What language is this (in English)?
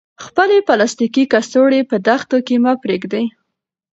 Pashto